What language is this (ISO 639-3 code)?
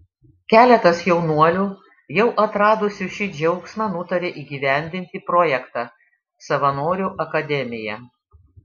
lit